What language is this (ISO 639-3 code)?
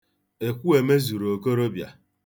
ibo